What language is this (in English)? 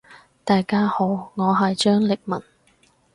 Cantonese